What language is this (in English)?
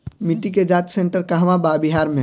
Bhojpuri